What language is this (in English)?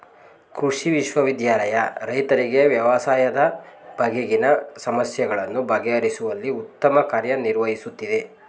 Kannada